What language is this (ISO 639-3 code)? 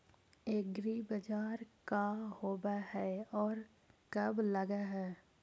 mag